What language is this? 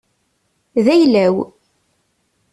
Kabyle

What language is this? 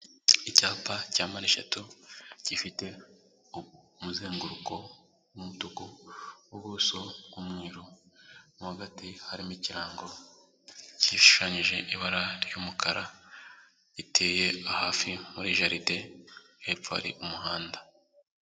Kinyarwanda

